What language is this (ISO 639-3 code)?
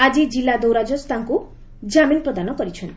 ori